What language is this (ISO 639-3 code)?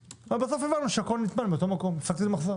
heb